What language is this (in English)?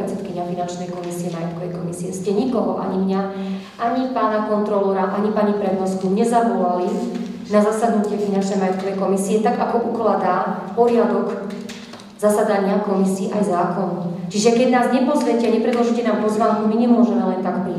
Czech